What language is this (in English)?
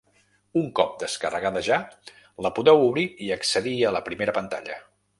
Catalan